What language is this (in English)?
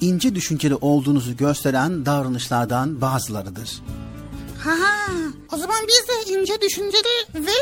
Turkish